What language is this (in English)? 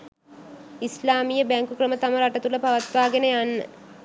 Sinhala